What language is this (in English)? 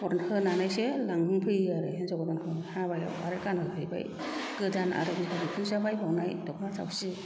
Bodo